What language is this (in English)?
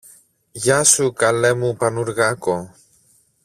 Greek